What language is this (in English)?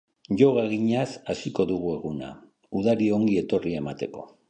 Basque